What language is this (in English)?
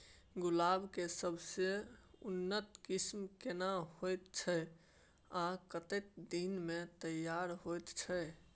Maithili